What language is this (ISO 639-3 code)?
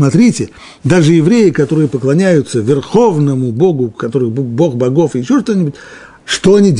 rus